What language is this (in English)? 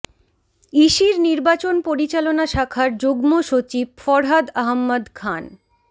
Bangla